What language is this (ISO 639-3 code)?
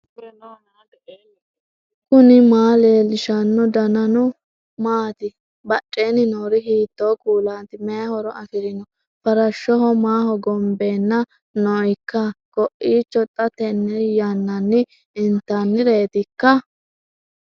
sid